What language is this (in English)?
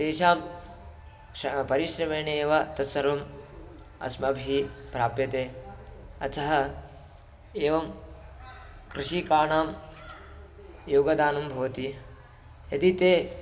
Sanskrit